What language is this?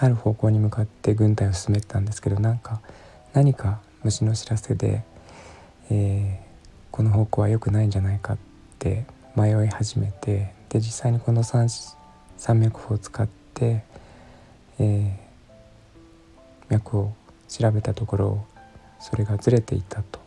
Japanese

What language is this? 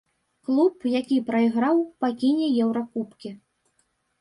Belarusian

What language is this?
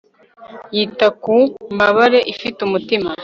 Kinyarwanda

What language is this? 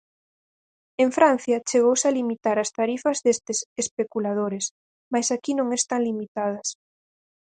Galician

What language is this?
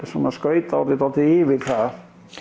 Icelandic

